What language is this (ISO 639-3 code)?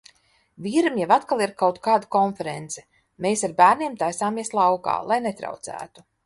lav